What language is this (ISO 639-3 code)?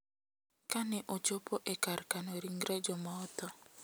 luo